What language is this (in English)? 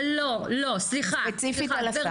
Hebrew